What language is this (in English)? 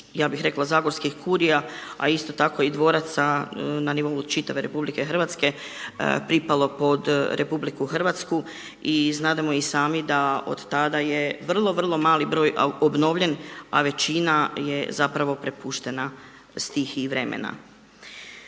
Croatian